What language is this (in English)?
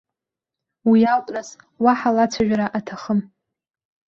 Abkhazian